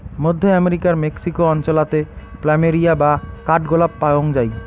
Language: Bangla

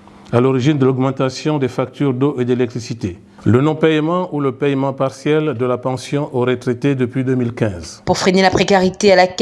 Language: French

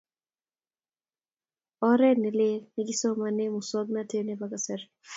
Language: Kalenjin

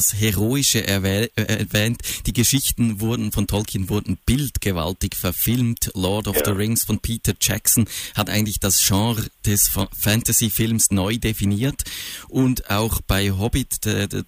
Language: German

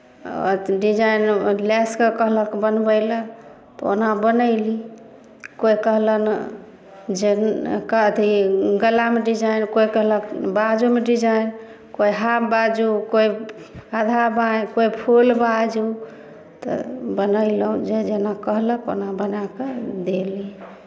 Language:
Maithili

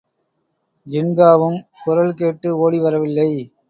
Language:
Tamil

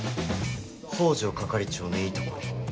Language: Japanese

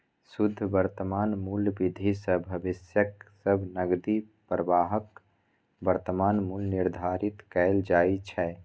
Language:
Maithili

